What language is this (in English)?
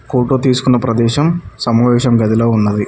Telugu